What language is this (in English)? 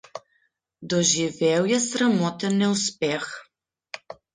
Slovenian